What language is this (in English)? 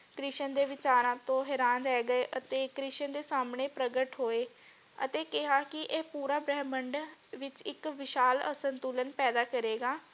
Punjabi